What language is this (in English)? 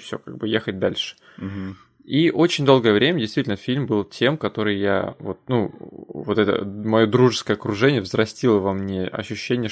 Russian